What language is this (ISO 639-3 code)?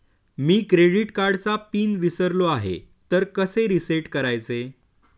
mar